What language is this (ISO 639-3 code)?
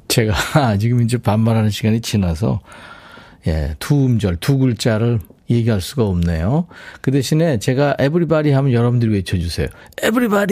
kor